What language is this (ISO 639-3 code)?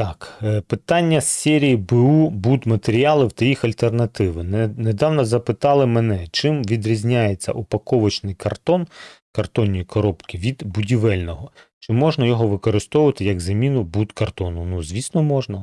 ukr